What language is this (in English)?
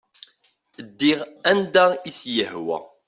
Kabyle